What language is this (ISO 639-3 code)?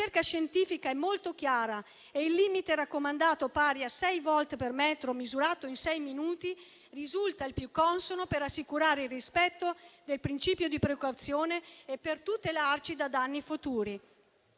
ita